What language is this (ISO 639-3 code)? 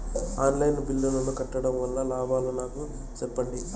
tel